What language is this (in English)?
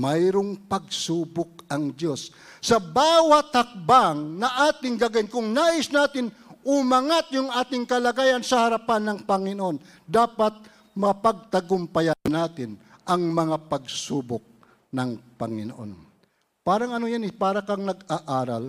Filipino